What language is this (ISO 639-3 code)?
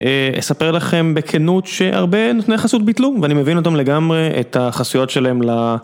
heb